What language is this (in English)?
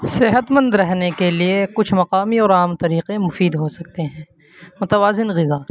Urdu